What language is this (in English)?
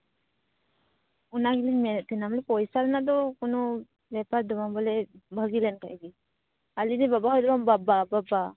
Santali